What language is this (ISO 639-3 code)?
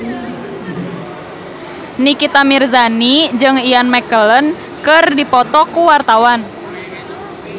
sun